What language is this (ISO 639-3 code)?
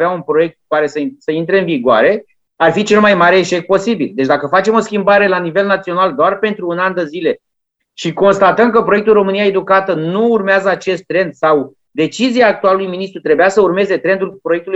ron